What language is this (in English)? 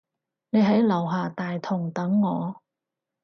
Cantonese